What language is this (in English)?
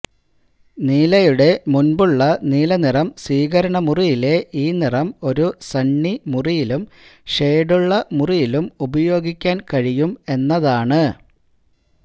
Malayalam